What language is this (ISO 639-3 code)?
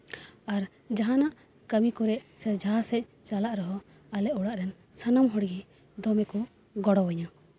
sat